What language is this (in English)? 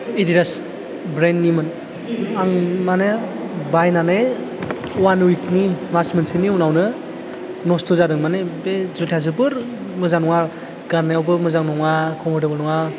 Bodo